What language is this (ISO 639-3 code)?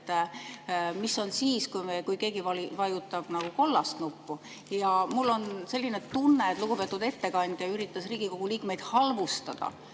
est